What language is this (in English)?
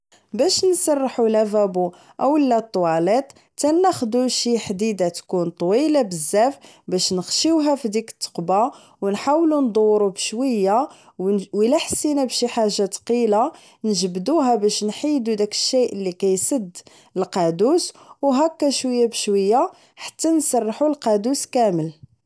Moroccan Arabic